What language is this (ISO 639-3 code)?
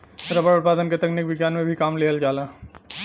bho